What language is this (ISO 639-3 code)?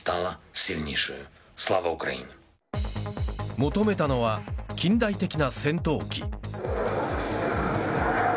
jpn